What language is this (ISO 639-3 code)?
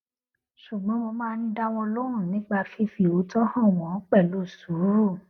yor